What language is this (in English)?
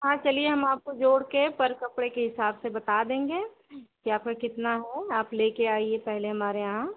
Hindi